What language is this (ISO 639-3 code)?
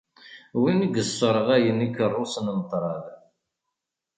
kab